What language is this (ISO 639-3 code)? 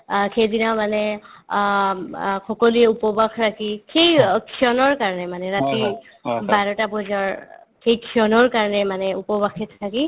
asm